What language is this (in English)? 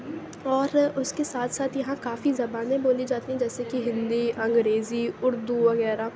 Urdu